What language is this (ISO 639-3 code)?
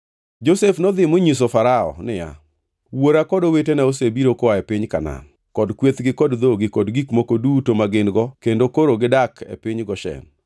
luo